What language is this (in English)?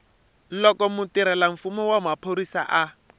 Tsonga